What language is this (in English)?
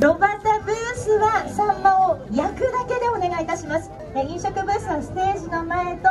Japanese